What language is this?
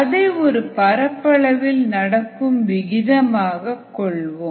Tamil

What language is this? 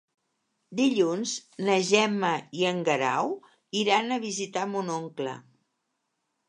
Catalan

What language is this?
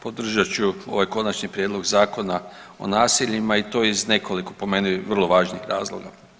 Croatian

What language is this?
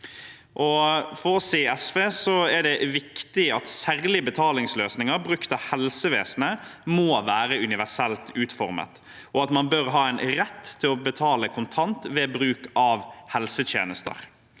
Norwegian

